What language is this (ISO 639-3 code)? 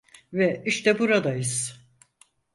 tur